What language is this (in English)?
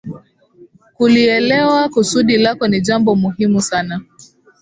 Swahili